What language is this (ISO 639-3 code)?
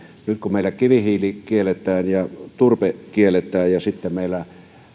fin